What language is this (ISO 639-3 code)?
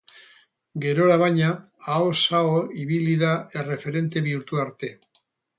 eus